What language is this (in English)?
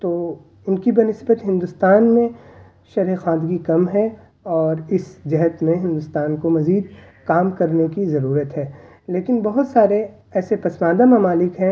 Urdu